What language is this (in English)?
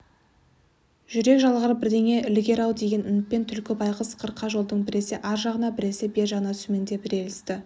Kazakh